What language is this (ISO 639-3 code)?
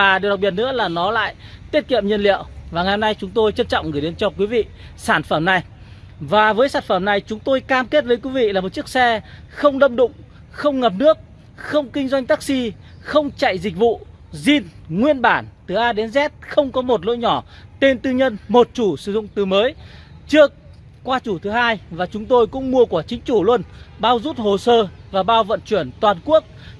vie